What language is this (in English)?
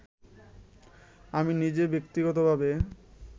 Bangla